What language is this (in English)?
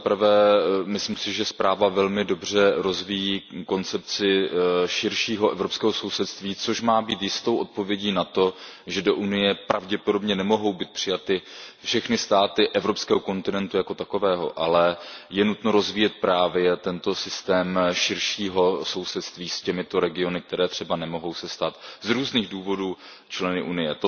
Czech